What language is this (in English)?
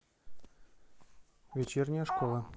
Russian